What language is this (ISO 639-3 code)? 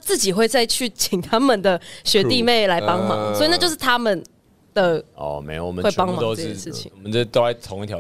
zho